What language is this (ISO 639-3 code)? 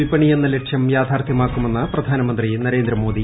mal